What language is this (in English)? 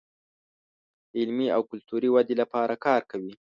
Pashto